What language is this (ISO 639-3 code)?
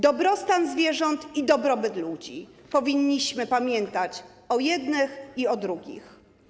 pol